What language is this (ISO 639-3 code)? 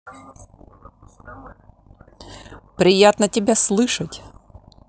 rus